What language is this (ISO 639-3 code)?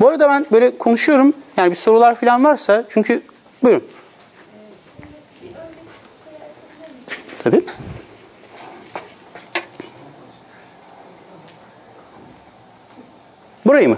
tur